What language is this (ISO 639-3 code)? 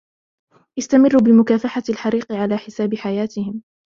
ara